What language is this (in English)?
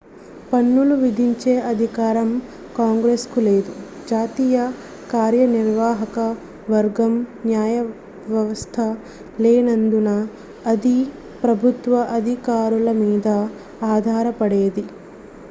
Telugu